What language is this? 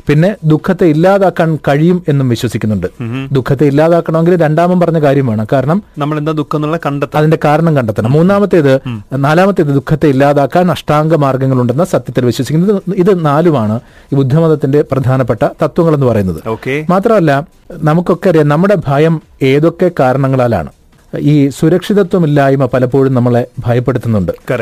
Malayalam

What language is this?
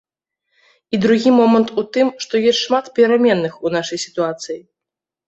Belarusian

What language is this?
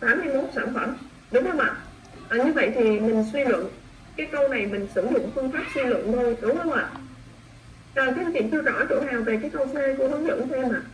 Vietnamese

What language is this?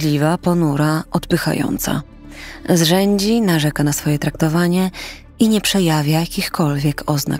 Polish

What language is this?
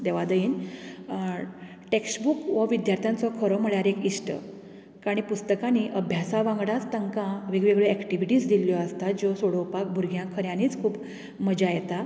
Konkani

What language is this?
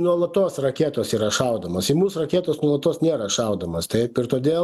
Lithuanian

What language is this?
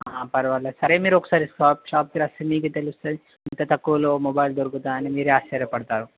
Telugu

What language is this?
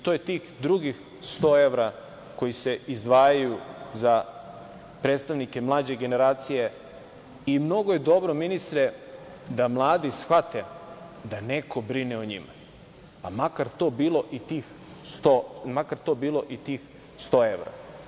Serbian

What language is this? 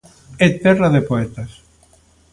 Galician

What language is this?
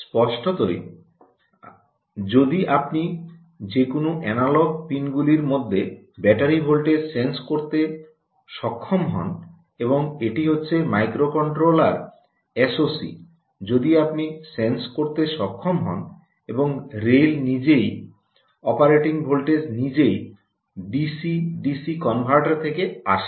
Bangla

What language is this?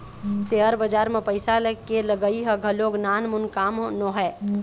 Chhattisgarhi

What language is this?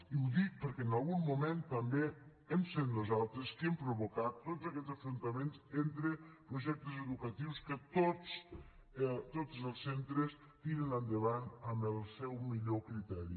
Catalan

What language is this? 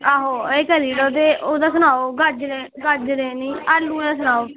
Dogri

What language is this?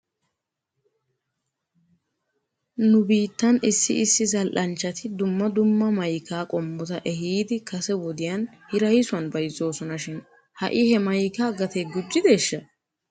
Wolaytta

